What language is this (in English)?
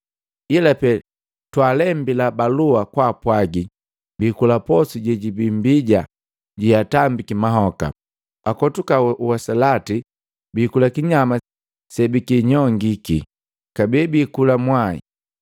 Matengo